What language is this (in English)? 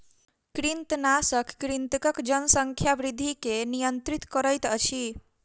Maithili